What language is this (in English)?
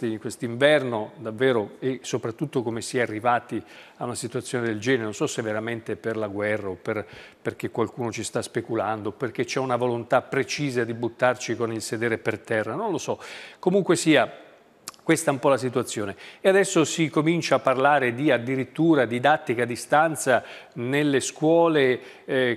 Italian